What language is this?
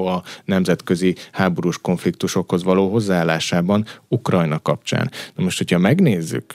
Hungarian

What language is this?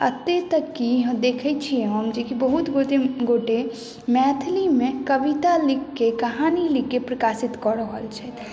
Maithili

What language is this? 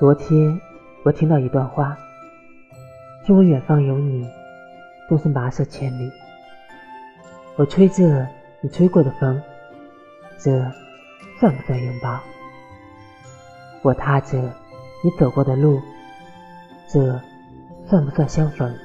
Chinese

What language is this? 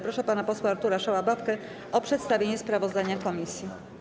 Polish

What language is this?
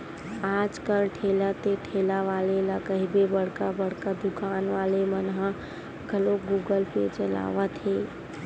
Chhattisgarhi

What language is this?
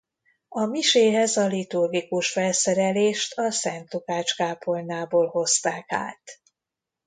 Hungarian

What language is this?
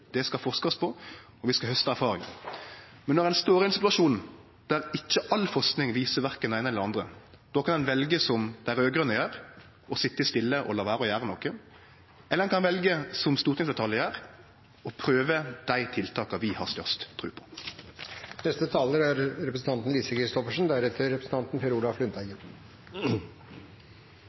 Norwegian Nynorsk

